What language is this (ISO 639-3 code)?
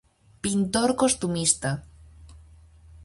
glg